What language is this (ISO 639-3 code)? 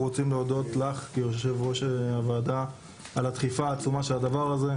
heb